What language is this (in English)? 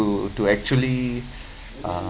English